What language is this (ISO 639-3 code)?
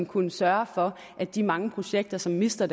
dan